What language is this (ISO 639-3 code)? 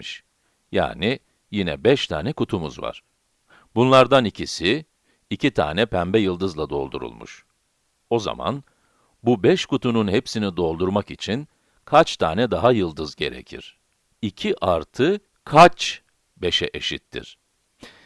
tur